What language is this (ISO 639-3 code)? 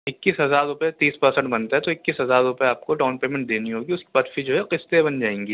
urd